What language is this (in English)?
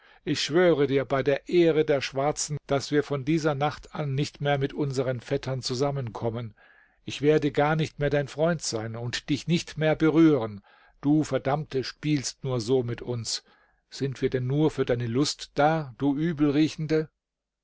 German